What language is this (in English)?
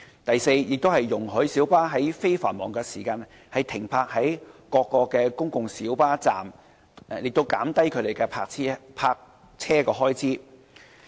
Cantonese